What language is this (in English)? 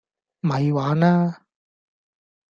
Cantonese